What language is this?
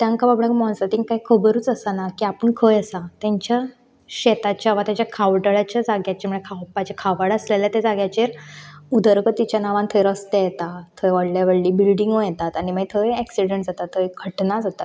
Konkani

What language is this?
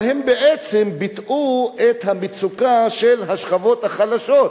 Hebrew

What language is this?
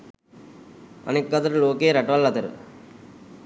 Sinhala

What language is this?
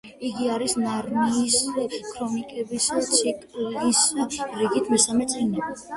Georgian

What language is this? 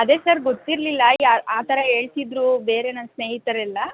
Kannada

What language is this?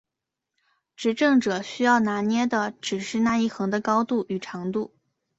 Chinese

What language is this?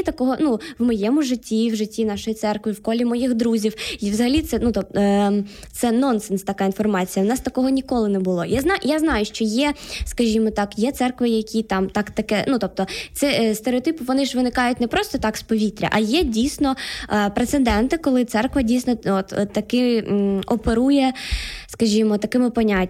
Ukrainian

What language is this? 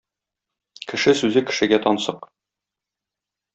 Tatar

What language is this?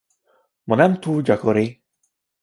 Hungarian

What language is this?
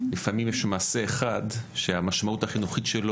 Hebrew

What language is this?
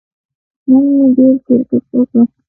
Pashto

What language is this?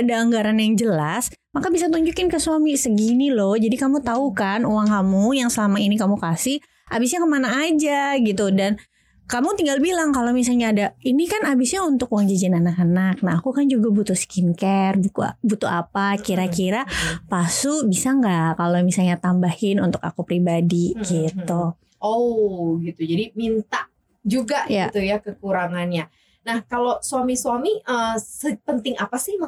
Indonesian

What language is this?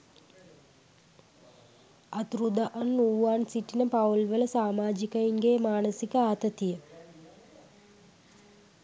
Sinhala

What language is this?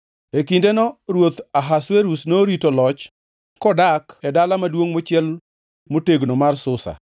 Luo (Kenya and Tanzania)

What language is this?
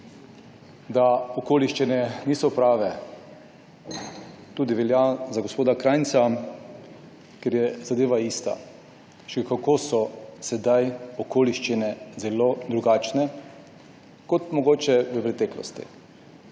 Slovenian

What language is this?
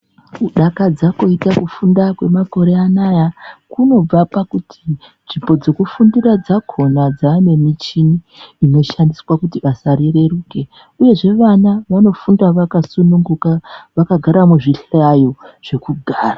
Ndau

